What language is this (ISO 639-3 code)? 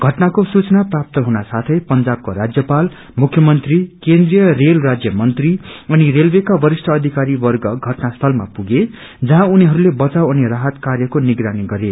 nep